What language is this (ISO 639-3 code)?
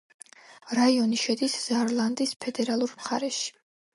kat